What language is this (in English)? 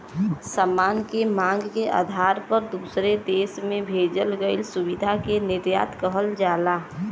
Bhojpuri